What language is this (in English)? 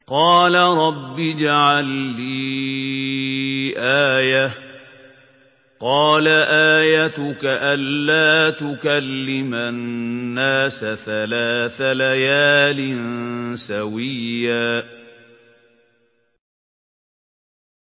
Arabic